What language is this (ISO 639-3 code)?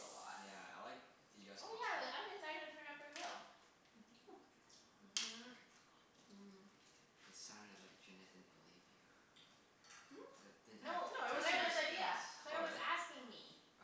eng